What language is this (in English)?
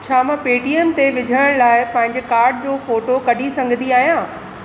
Sindhi